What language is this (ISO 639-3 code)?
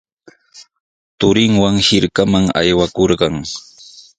qws